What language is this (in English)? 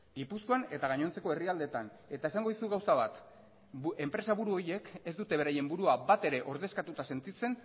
Basque